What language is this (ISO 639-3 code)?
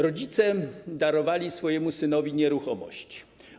pol